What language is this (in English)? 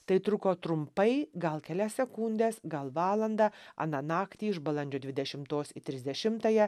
Lithuanian